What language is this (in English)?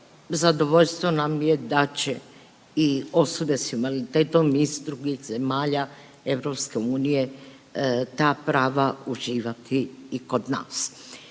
Croatian